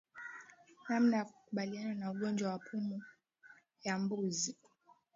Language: Swahili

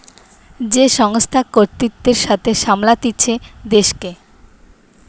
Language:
Bangla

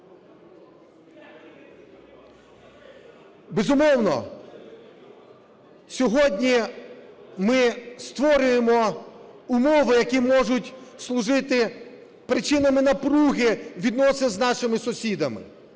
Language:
Ukrainian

